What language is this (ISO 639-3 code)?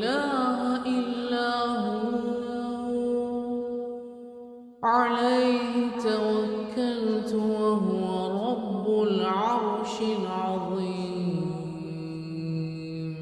ara